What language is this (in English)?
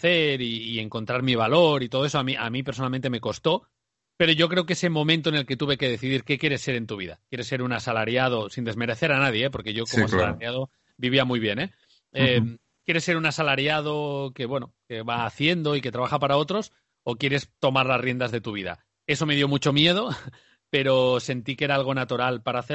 Spanish